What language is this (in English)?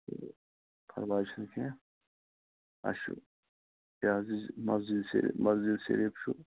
Kashmiri